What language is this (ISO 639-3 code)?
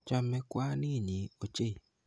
kln